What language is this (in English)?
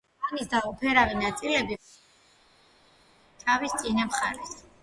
Georgian